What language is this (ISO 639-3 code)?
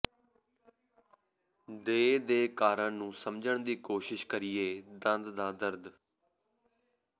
pan